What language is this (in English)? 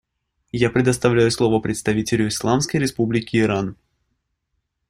Russian